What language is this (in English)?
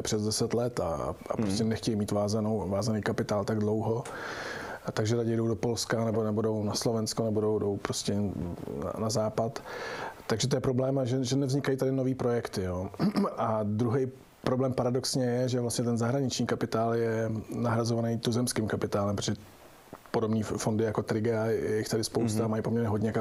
Czech